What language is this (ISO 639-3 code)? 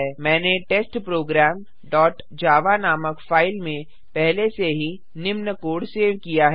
hin